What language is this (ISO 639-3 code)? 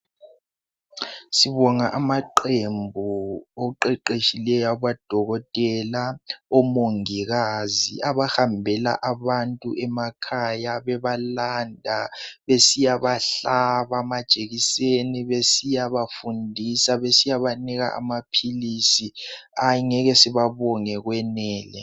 nde